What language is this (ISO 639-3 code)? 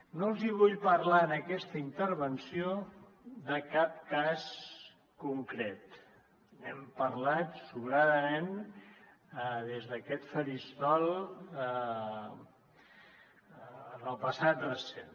cat